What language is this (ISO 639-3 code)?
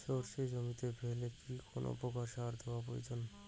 ben